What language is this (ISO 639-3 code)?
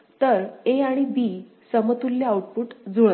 mar